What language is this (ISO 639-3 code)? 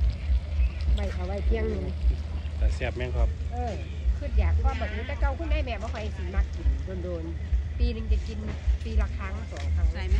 tha